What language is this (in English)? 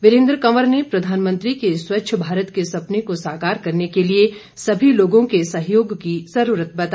Hindi